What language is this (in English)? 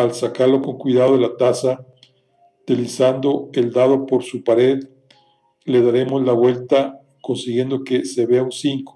Spanish